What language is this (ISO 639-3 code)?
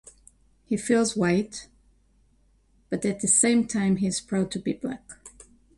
eng